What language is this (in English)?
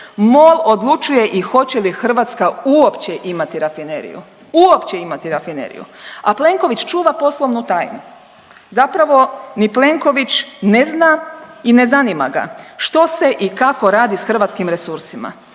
Croatian